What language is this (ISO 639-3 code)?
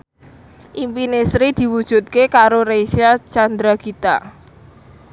jav